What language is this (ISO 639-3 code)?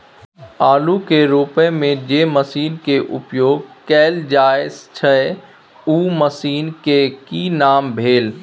mai